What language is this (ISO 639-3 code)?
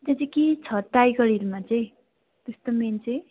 nep